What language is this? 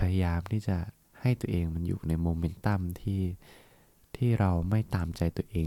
Thai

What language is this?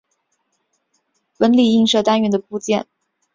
Chinese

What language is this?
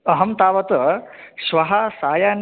Sanskrit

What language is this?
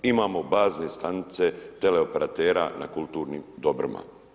Croatian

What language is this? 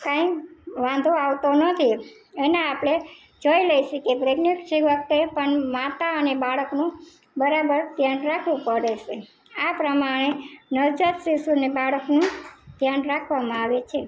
Gujarati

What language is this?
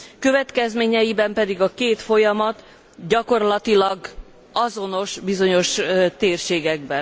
Hungarian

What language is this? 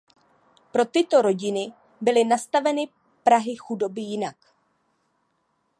Czech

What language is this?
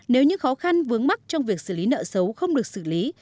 Vietnamese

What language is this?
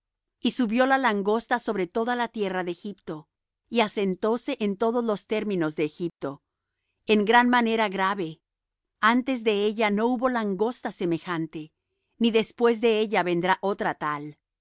Spanish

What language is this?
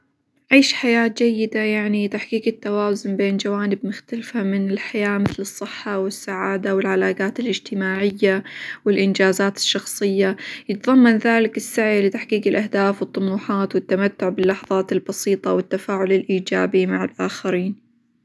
Hijazi Arabic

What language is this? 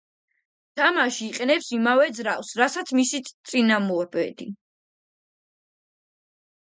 Georgian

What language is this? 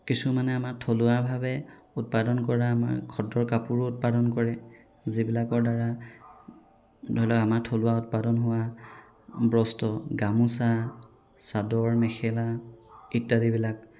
Assamese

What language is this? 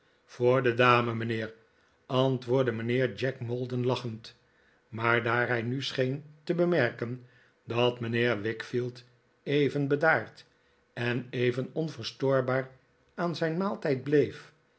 Dutch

